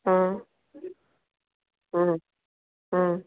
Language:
Konkani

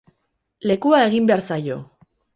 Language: Basque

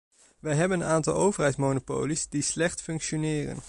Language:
Dutch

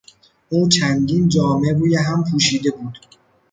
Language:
Persian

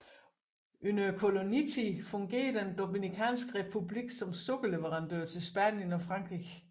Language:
Danish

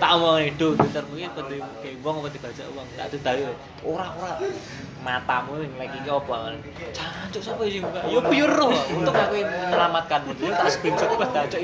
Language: Indonesian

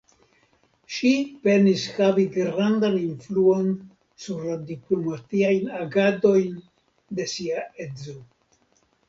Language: Esperanto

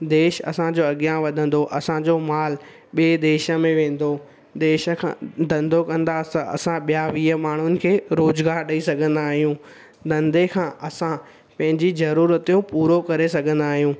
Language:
Sindhi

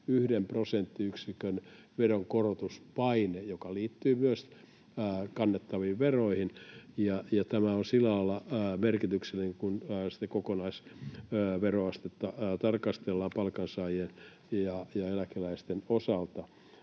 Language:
Finnish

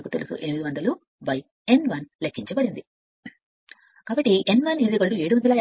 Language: Telugu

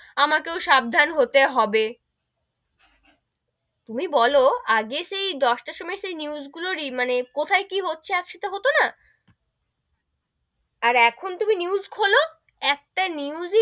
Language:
Bangla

